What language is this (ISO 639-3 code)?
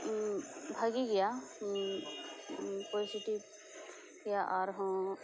sat